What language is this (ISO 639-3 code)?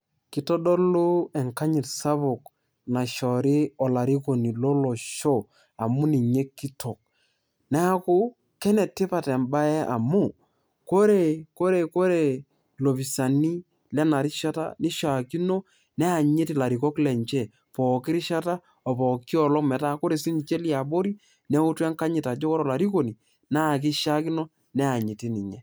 mas